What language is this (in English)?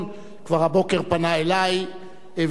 Hebrew